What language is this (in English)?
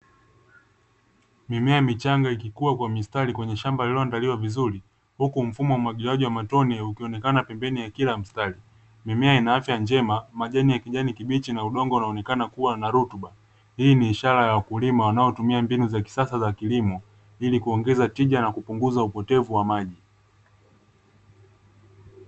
Swahili